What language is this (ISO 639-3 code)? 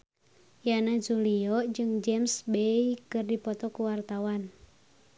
sun